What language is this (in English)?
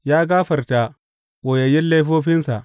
Hausa